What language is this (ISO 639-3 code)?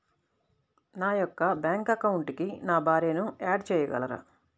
tel